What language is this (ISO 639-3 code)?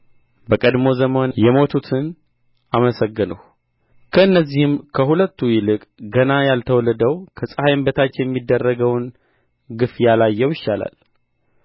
amh